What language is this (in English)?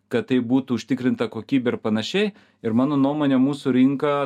Lithuanian